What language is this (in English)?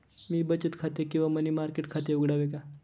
Marathi